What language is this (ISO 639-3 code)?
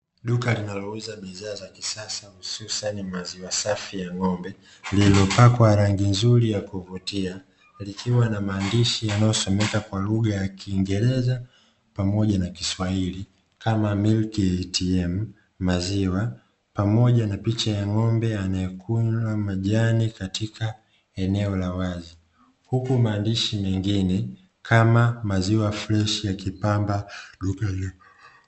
swa